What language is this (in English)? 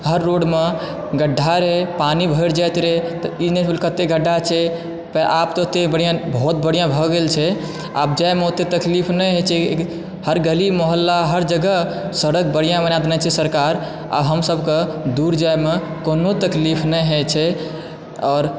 Maithili